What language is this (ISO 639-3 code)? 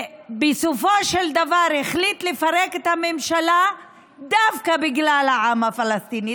heb